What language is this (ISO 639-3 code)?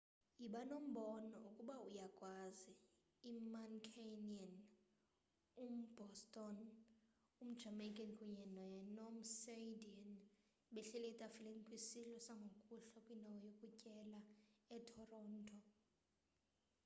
xho